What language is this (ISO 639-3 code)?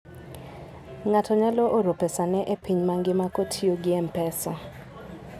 luo